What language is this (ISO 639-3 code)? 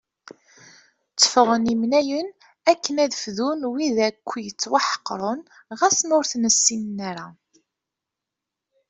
kab